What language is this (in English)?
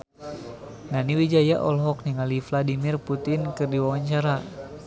Sundanese